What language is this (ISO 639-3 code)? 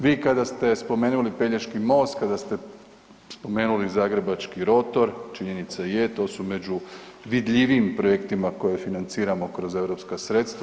hrv